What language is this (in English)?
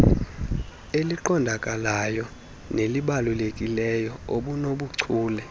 Xhosa